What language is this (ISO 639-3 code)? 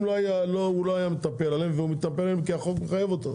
heb